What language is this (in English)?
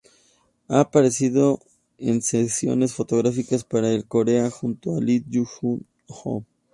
Spanish